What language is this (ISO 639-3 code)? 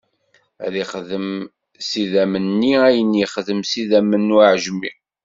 kab